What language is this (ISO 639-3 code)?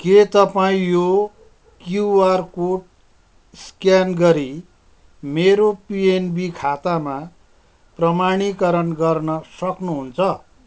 nep